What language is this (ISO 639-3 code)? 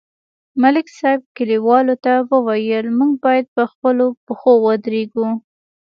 pus